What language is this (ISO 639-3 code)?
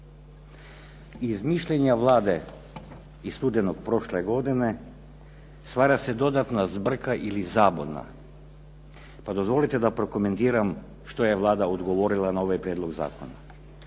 hrv